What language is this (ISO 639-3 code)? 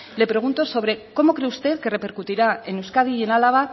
spa